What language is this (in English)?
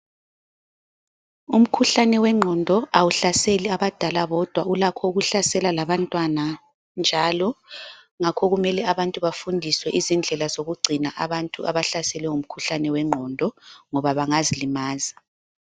North Ndebele